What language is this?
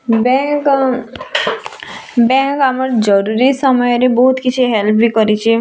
Odia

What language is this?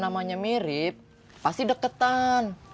Indonesian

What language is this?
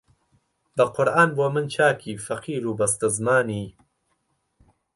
Central Kurdish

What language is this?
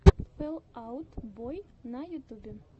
Russian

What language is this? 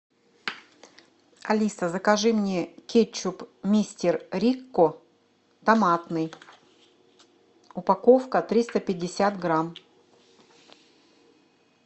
Russian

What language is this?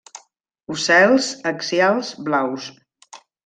Catalan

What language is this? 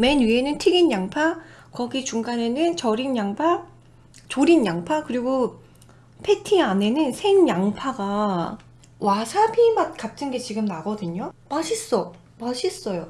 Korean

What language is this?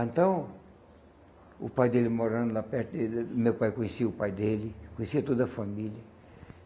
Portuguese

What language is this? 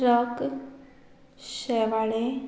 Konkani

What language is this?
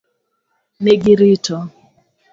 Luo (Kenya and Tanzania)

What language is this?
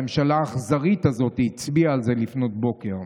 Hebrew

